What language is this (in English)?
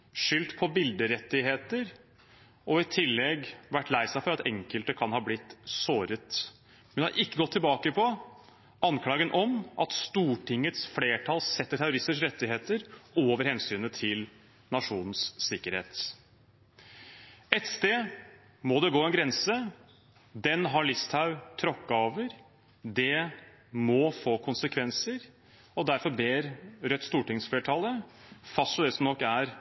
Norwegian Bokmål